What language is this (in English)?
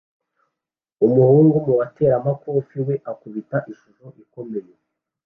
Kinyarwanda